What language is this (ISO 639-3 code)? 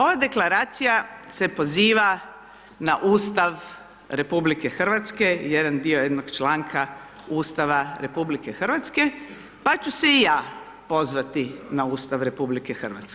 hrv